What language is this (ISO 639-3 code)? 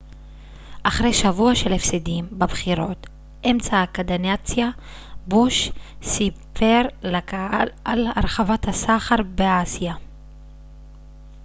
heb